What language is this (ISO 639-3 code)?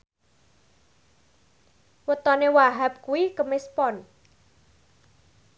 jav